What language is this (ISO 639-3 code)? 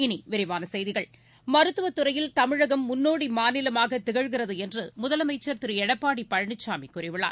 tam